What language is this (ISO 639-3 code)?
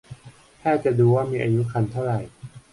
tha